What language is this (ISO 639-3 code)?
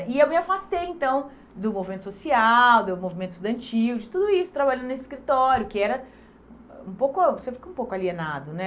por